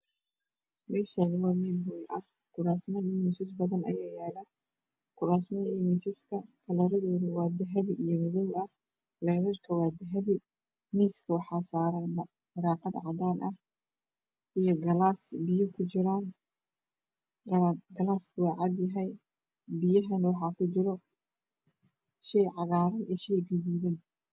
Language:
Somali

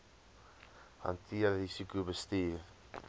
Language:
Afrikaans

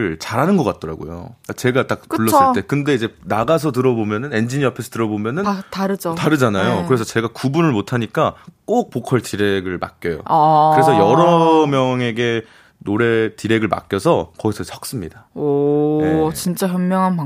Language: Korean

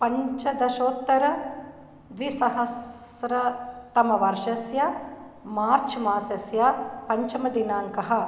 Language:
Sanskrit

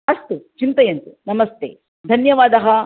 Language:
Sanskrit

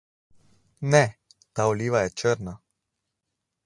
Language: Slovenian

